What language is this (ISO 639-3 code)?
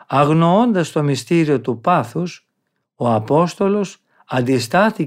ell